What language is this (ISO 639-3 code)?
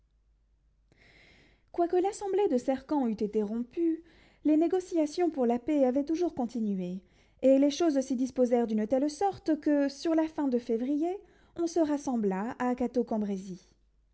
fra